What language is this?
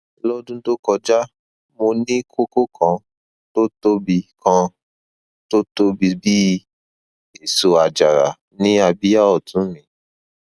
Yoruba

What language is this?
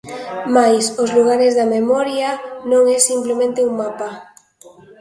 Galician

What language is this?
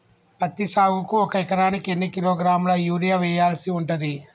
Telugu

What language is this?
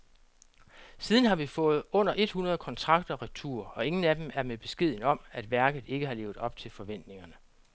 Danish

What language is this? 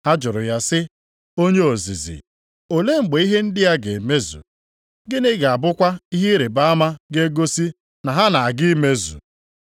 Igbo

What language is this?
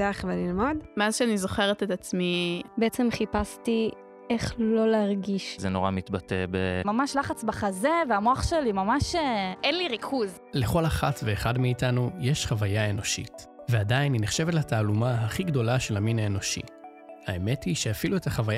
Hebrew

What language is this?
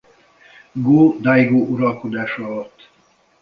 Hungarian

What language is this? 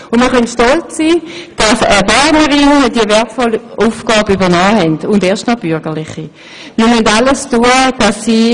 Swiss German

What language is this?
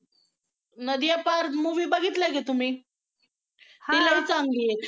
Marathi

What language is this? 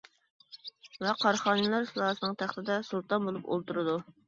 Uyghur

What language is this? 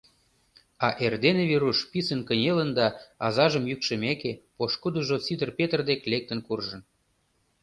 Mari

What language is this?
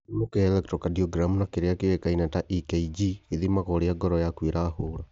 Kikuyu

